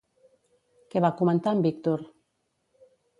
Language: Catalan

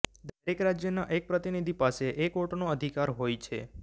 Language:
Gujarati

